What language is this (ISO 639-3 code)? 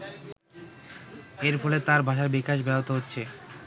ben